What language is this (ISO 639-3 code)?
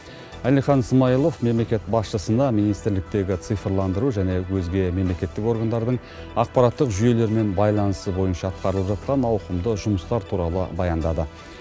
kaz